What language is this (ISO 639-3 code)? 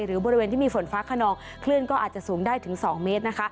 tha